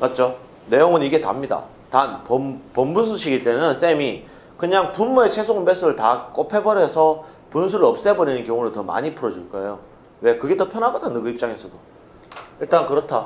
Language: Korean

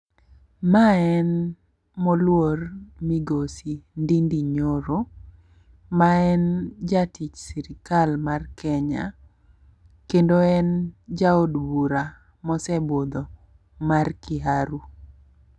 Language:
Luo (Kenya and Tanzania)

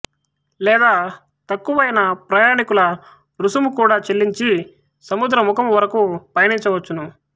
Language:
Telugu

